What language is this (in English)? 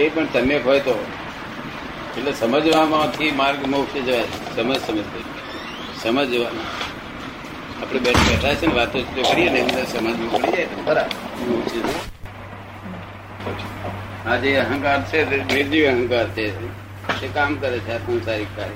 Gujarati